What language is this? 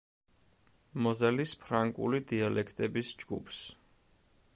Georgian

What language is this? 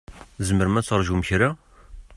Kabyle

